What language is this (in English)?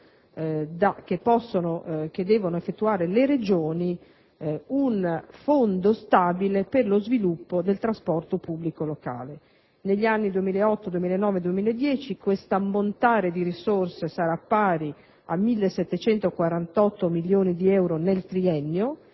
Italian